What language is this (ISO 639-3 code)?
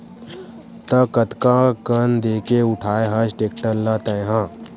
hne